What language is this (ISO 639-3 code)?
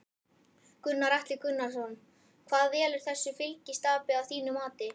isl